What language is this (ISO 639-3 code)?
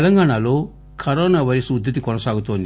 tel